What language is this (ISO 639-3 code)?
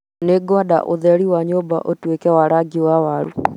kik